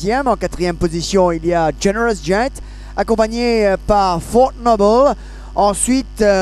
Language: French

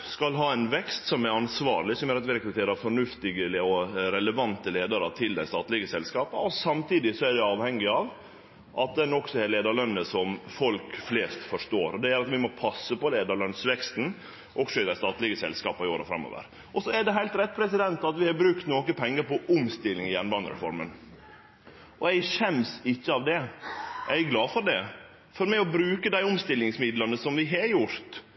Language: Norwegian Nynorsk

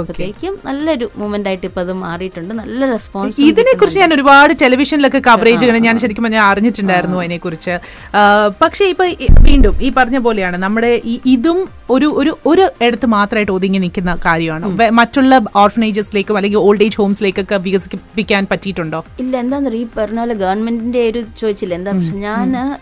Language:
Malayalam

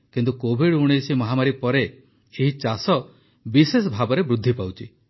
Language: Odia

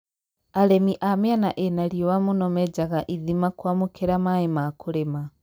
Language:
Kikuyu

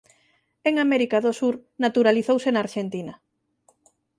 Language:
Galician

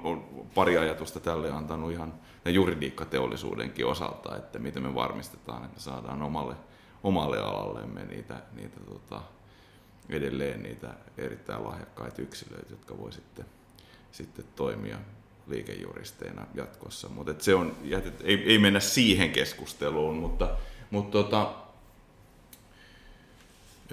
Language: Finnish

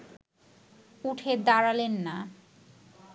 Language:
Bangla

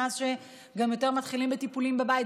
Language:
Hebrew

